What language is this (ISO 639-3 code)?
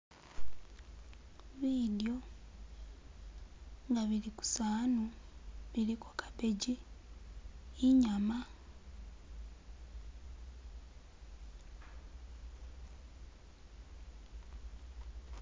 myx